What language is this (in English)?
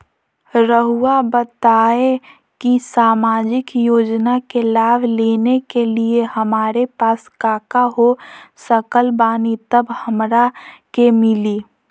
Magahi